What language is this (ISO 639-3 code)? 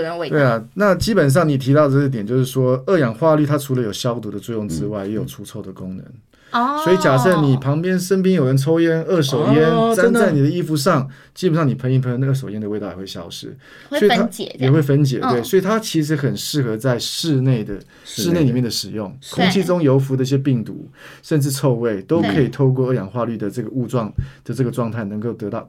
zho